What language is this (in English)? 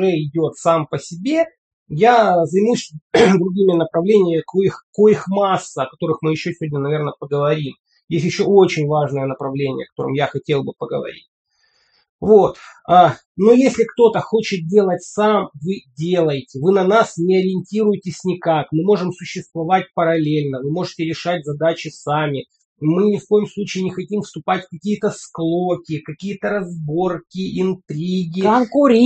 Russian